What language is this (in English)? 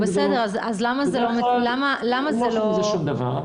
Hebrew